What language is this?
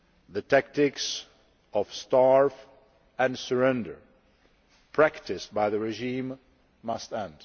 English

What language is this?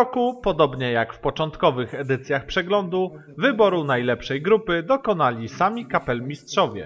Polish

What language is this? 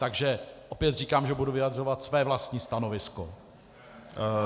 Czech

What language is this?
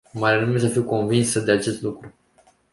Romanian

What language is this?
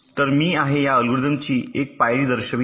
Marathi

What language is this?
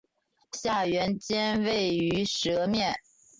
Chinese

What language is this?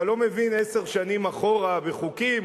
Hebrew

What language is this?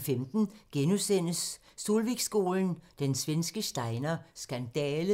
Danish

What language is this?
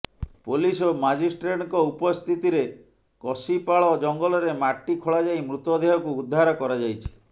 Odia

